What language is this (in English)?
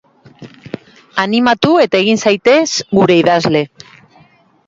Basque